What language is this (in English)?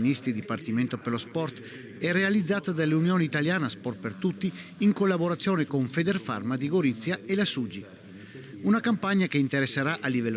Italian